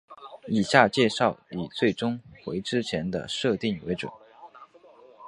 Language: Chinese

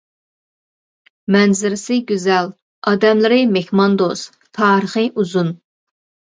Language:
Uyghur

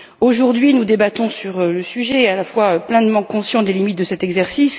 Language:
French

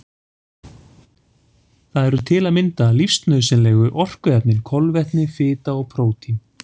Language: Icelandic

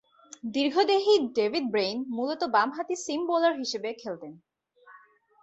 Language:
Bangla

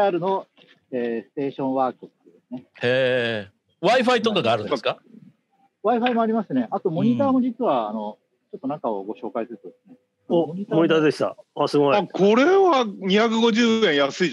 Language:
Japanese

